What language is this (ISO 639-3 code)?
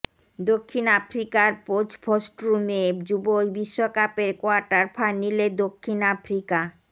ben